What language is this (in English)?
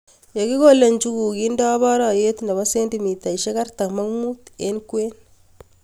Kalenjin